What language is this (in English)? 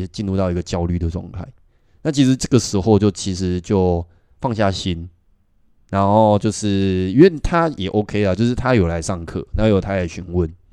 Chinese